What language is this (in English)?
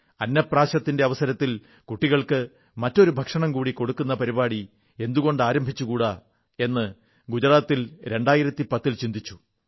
Malayalam